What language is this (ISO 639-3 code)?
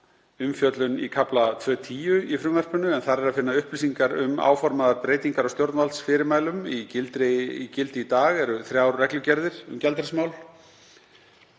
isl